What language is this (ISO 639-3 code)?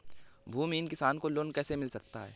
hin